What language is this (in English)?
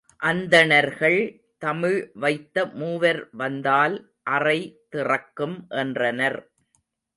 Tamil